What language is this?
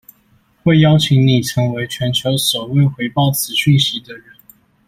Chinese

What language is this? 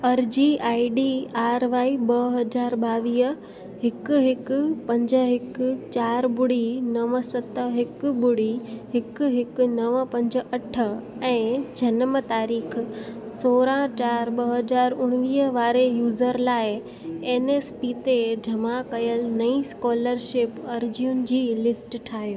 Sindhi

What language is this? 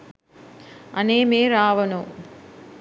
Sinhala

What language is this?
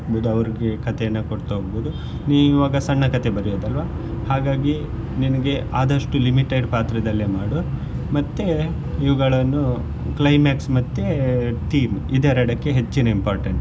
Kannada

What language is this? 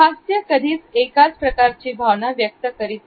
Marathi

